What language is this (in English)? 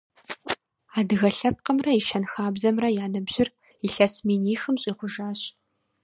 Kabardian